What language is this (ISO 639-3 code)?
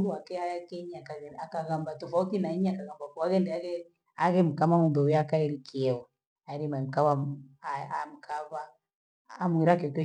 gwe